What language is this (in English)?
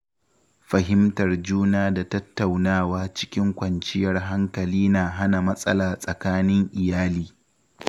Hausa